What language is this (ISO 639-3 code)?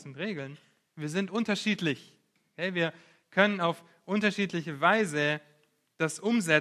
deu